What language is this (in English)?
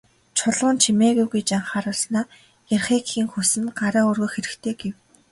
Mongolian